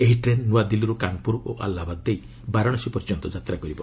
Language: Odia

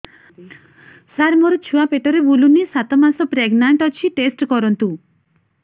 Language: Odia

